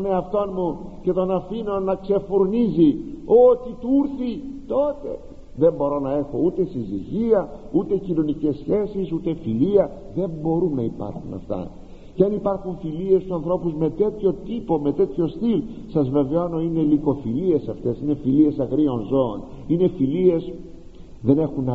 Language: Greek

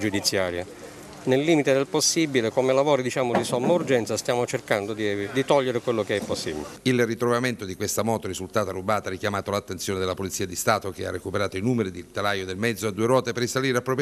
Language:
Italian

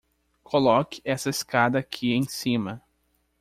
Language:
Portuguese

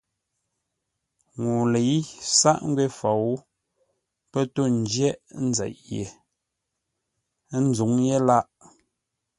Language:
Ngombale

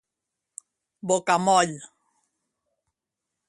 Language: Catalan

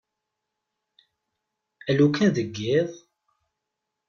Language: Kabyle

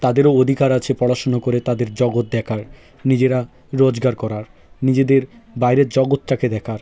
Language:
Bangla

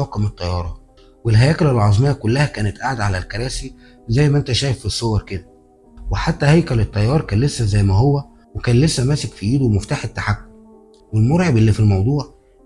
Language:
Arabic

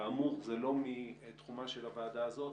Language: Hebrew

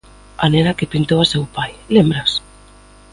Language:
Galician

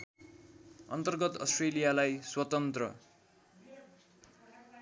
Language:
Nepali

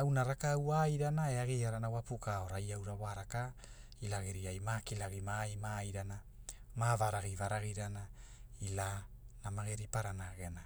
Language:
Hula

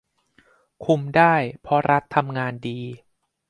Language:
Thai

